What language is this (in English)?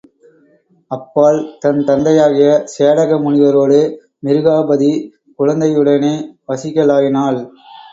Tamil